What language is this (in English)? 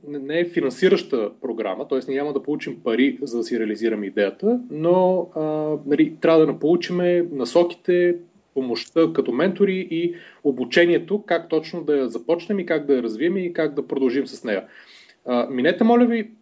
Bulgarian